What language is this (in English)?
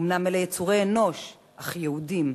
Hebrew